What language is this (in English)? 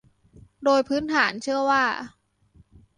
Thai